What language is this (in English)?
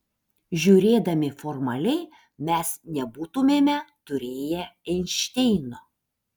Lithuanian